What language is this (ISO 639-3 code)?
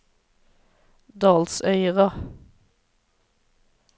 nor